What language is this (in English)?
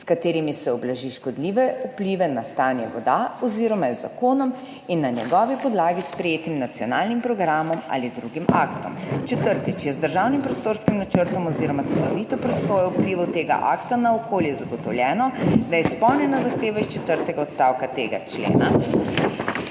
Slovenian